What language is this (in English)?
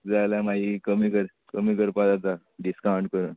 Konkani